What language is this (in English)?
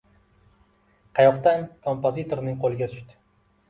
Uzbek